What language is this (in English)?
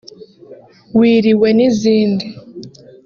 Kinyarwanda